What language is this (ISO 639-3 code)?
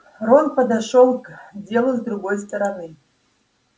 rus